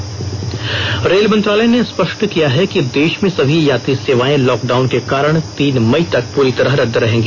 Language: Hindi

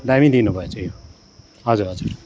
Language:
Nepali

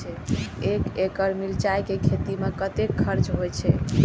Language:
Maithili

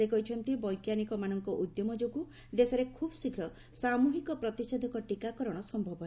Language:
Odia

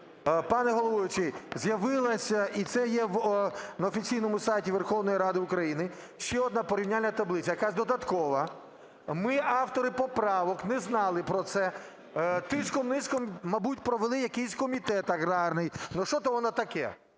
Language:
Ukrainian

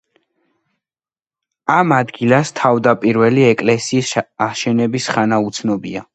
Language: Georgian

